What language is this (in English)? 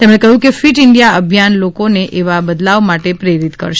Gujarati